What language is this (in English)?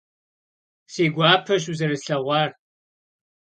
Kabardian